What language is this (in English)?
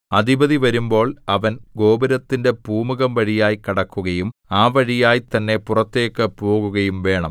Malayalam